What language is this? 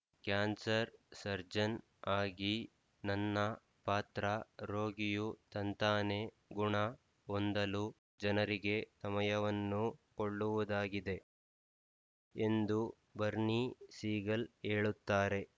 Kannada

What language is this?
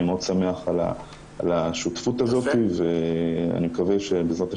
Hebrew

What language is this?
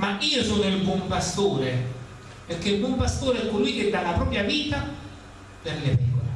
Italian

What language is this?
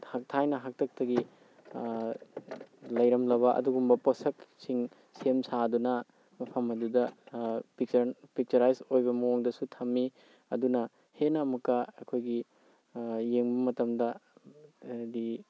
Manipuri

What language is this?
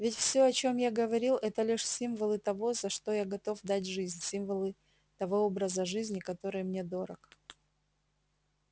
Russian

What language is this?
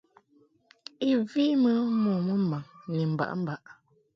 Mungaka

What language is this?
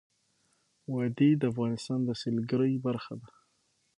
Pashto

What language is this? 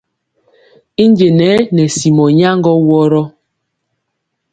Mpiemo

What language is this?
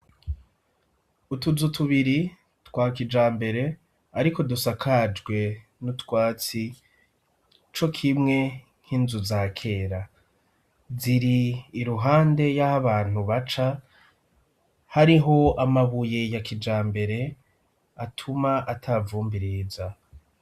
Rundi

